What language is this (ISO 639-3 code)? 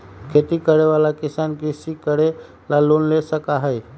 mag